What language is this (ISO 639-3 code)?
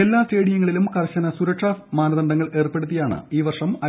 mal